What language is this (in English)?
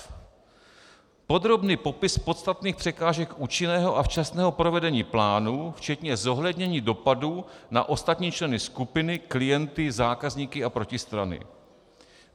Czech